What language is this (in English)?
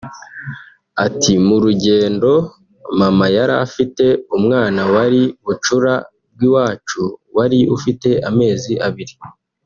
Kinyarwanda